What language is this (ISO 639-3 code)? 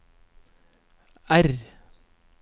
nor